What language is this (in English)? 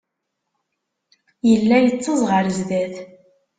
Kabyle